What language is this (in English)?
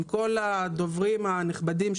Hebrew